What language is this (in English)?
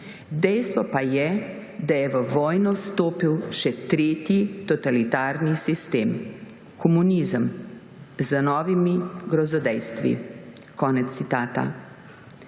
Slovenian